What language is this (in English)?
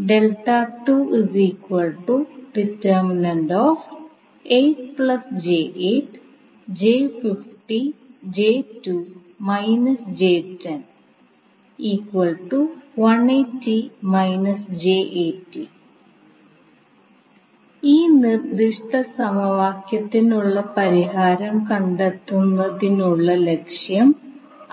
Malayalam